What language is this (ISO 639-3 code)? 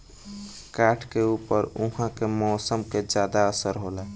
bho